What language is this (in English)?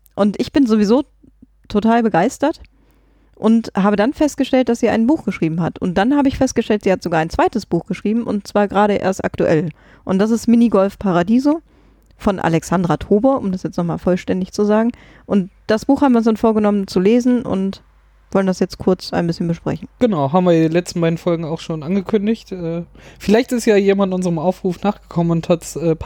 German